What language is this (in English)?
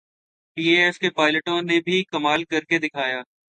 Urdu